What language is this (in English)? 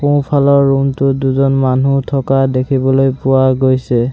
Assamese